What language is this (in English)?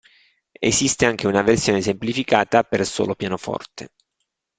Italian